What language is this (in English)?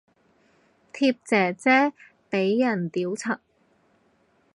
Cantonese